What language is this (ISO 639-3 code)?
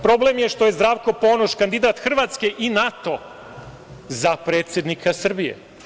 srp